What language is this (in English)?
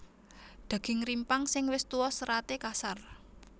Javanese